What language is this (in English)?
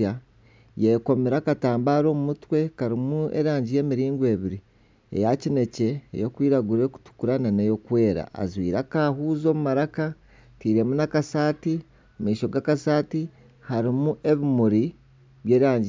Nyankole